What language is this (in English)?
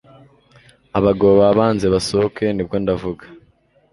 Kinyarwanda